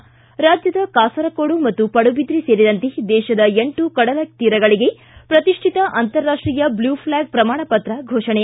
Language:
Kannada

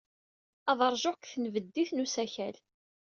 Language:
Kabyle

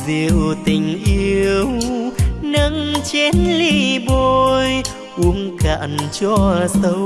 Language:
Vietnamese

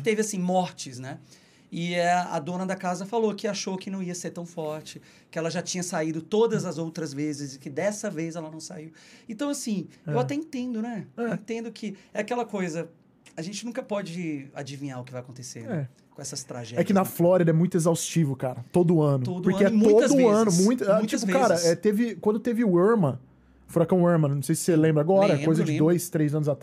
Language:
Portuguese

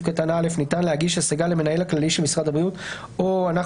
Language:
Hebrew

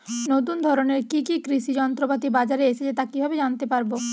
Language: Bangla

